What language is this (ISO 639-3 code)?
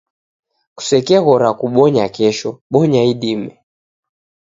dav